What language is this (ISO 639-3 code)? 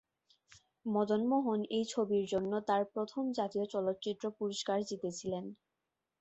ben